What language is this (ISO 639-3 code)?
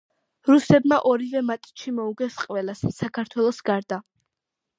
kat